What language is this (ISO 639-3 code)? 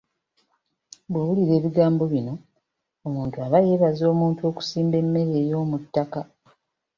lug